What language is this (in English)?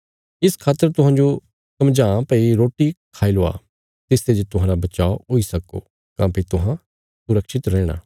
Bilaspuri